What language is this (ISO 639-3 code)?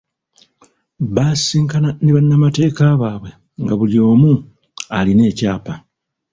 lug